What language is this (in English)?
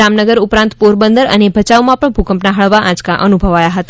Gujarati